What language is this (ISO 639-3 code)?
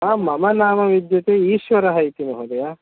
san